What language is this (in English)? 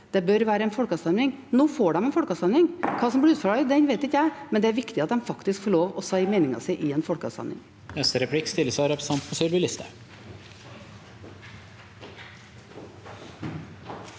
Norwegian